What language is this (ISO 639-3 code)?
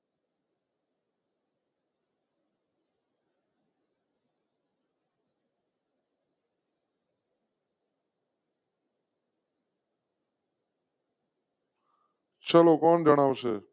guj